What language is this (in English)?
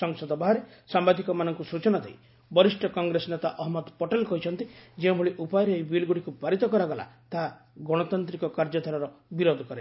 Odia